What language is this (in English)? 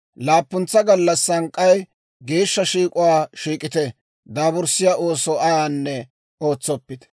Dawro